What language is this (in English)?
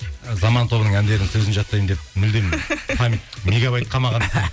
Kazakh